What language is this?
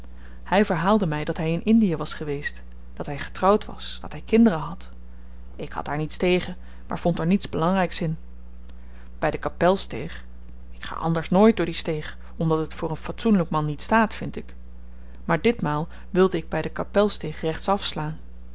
Dutch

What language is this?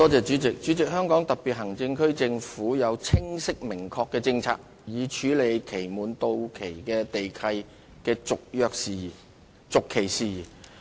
Cantonese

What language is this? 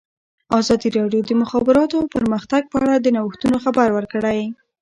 Pashto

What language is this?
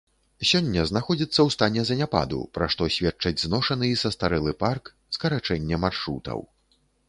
Belarusian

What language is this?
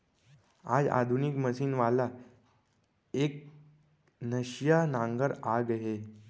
Chhattisgarhi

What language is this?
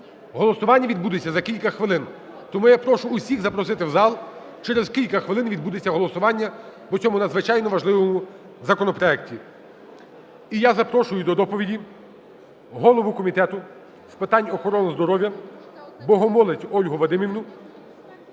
Ukrainian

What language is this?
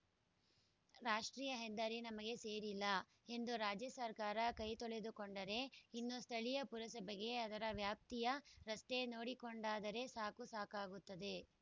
Kannada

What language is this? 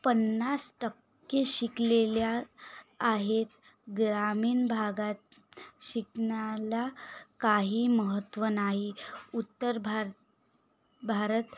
Marathi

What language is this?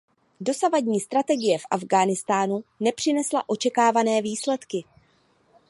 Czech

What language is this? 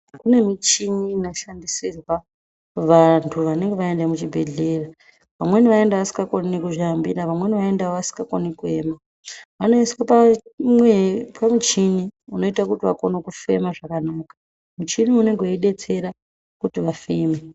Ndau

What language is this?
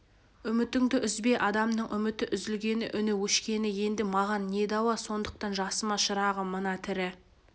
Kazakh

